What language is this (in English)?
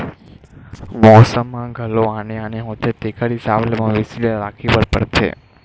Chhattisgarhi